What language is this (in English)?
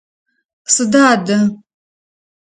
Adyghe